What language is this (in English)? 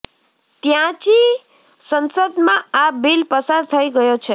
Gujarati